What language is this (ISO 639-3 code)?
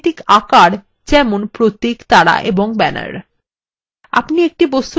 ben